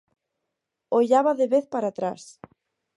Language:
Galician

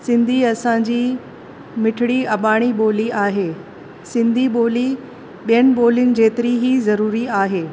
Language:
Sindhi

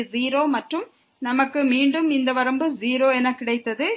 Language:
Tamil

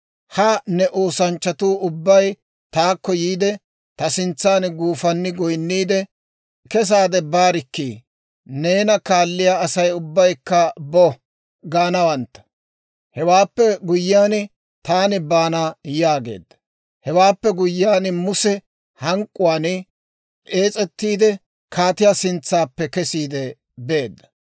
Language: Dawro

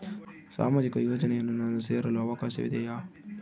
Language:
Kannada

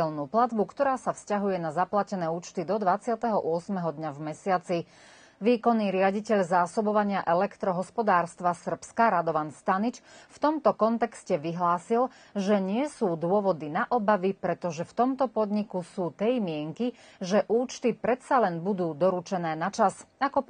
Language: Slovak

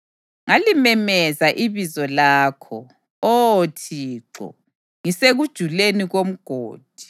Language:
North Ndebele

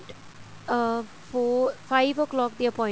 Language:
Punjabi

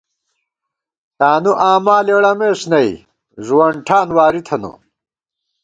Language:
Gawar-Bati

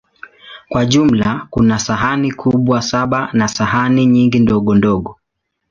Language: Swahili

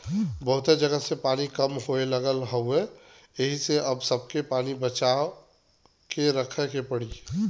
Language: Bhojpuri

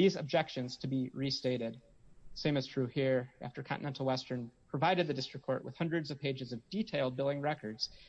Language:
English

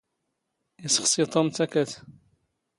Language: Standard Moroccan Tamazight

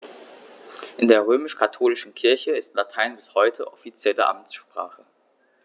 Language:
German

